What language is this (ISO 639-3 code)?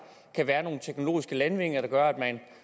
dan